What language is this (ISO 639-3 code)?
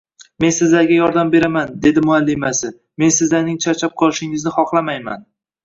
uzb